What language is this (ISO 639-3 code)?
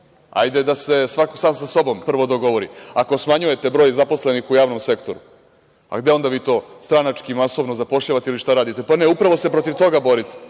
srp